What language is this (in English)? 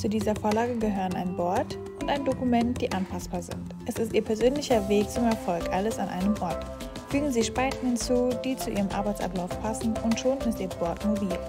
German